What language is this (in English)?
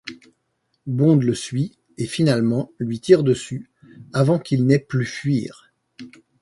French